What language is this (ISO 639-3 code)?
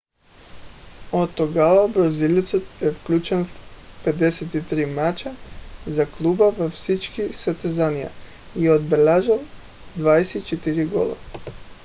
bul